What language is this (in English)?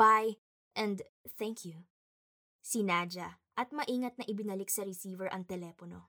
Filipino